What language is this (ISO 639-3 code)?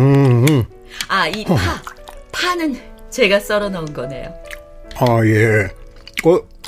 kor